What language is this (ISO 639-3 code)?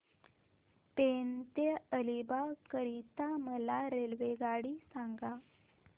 mar